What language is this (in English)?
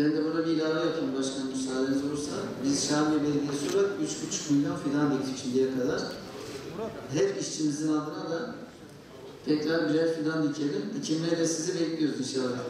Turkish